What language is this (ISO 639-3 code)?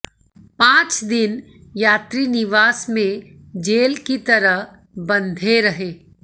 hin